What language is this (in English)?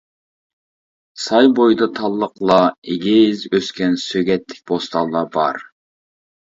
Uyghur